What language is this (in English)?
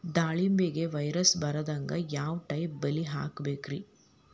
Kannada